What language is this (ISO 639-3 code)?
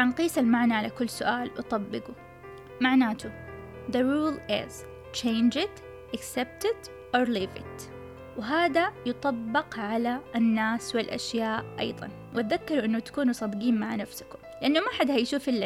ara